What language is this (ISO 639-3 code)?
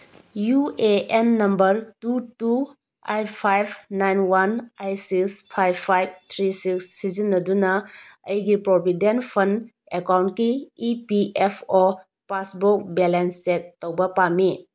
mni